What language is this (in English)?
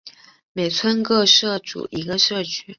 Chinese